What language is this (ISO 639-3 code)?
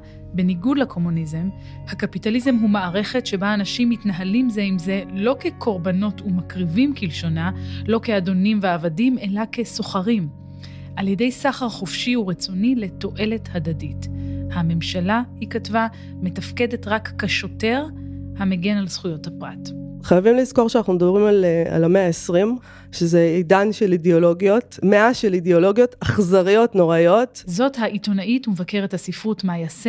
heb